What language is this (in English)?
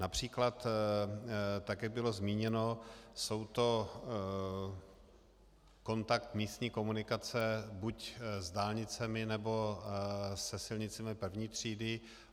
Czech